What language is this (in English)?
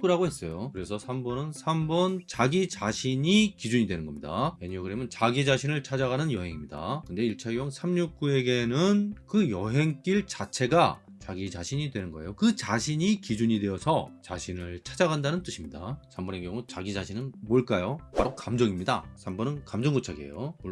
Korean